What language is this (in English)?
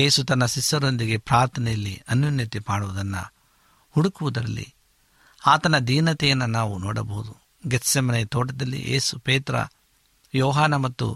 Kannada